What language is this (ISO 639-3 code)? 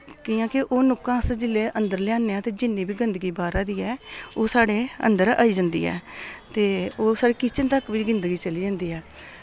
doi